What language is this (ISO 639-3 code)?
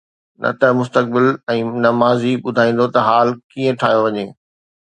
snd